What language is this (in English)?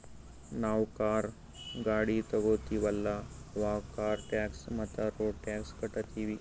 Kannada